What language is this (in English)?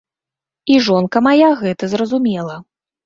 Belarusian